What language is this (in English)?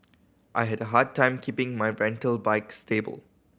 English